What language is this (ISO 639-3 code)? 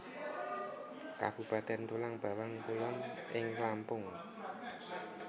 jav